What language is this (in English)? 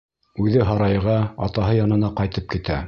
Bashkir